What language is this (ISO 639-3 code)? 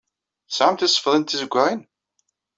kab